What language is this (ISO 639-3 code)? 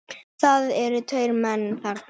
isl